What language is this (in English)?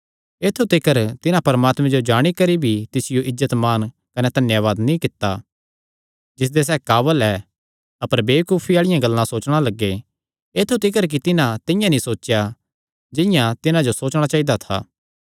Kangri